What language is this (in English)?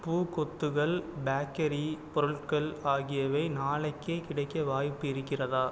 Tamil